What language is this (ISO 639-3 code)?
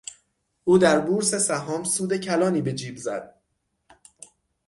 fas